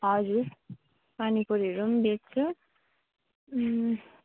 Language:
Nepali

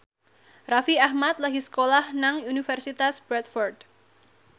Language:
Javanese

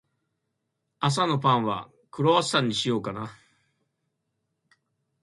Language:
Japanese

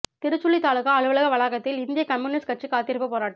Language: Tamil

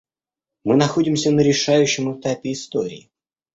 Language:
Russian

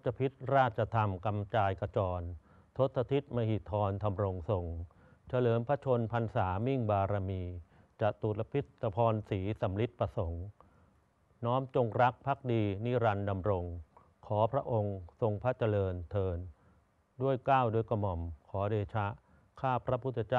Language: Thai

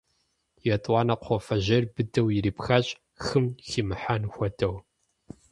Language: Kabardian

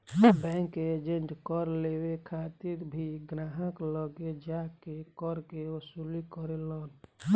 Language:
Bhojpuri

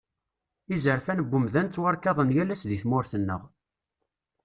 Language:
Kabyle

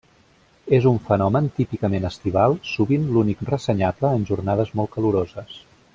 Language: Catalan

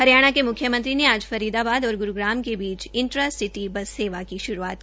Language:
Hindi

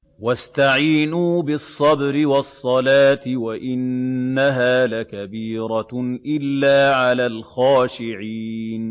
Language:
Arabic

